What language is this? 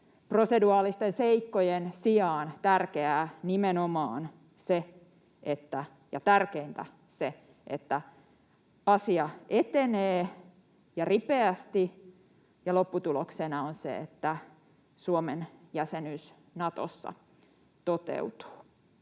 Finnish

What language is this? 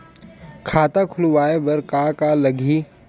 Chhattisgarhi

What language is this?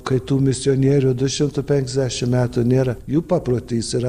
Lithuanian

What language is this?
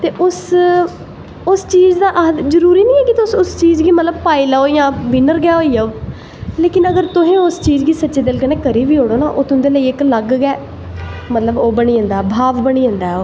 Dogri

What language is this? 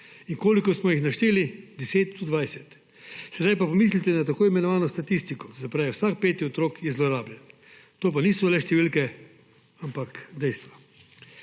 Slovenian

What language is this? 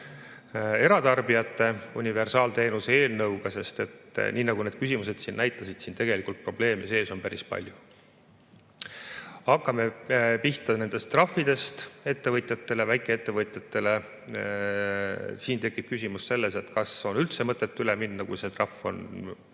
Estonian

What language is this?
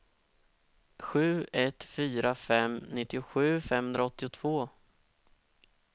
Swedish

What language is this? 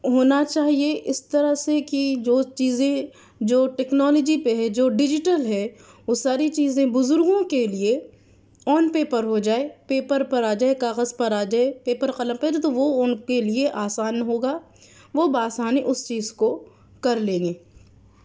Urdu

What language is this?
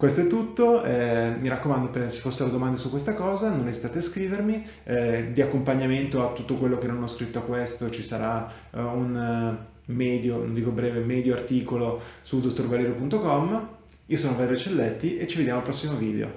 Italian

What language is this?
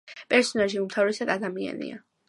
Georgian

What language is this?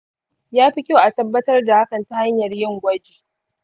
Hausa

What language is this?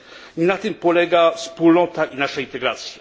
Polish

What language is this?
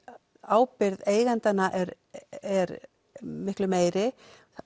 Icelandic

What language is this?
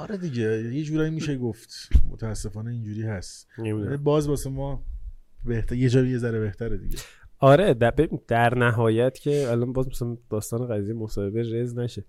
Persian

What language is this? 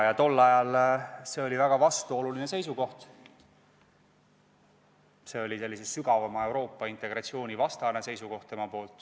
Estonian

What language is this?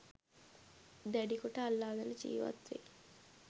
Sinhala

